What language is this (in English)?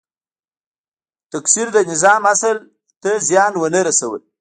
Pashto